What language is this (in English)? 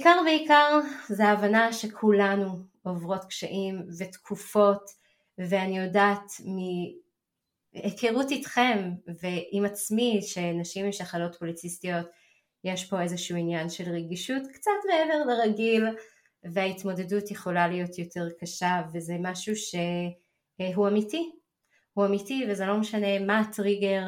Hebrew